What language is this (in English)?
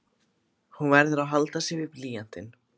Icelandic